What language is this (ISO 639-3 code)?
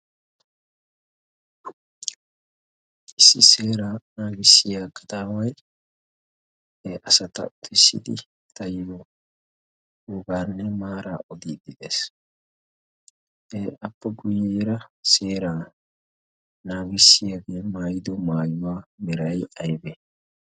wal